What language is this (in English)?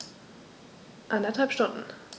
German